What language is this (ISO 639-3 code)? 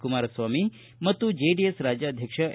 kan